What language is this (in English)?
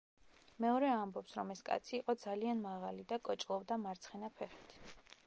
Georgian